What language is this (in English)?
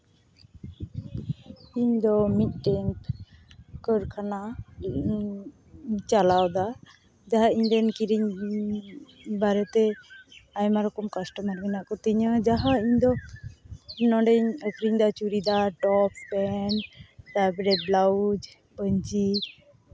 Santali